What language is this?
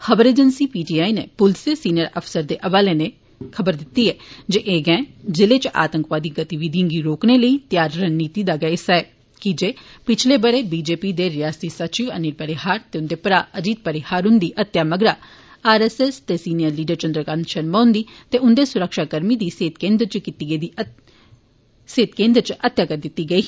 Dogri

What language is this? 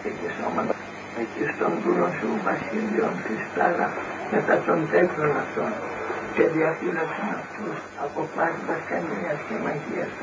Greek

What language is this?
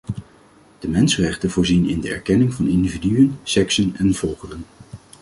Dutch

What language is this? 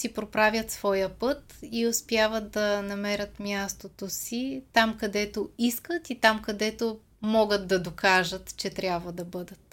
Bulgarian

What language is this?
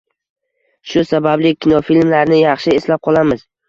Uzbek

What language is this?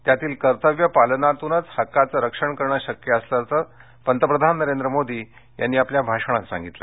Marathi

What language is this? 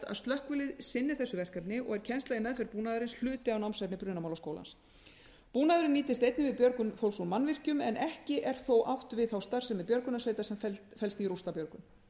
Icelandic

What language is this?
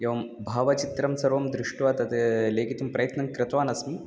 Sanskrit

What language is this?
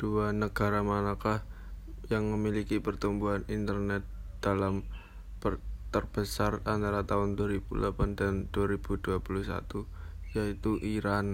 Indonesian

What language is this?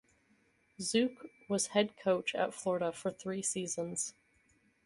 English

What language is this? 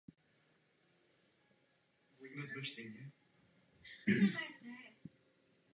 Czech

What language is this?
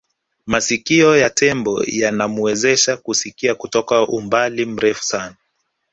Swahili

